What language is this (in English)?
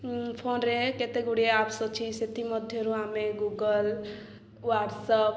Odia